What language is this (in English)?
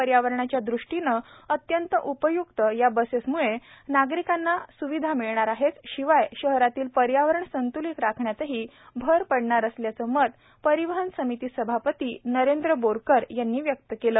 Marathi